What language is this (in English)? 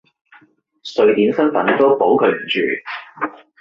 Cantonese